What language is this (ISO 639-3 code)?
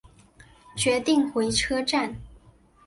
zho